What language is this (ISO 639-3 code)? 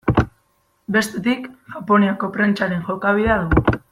eus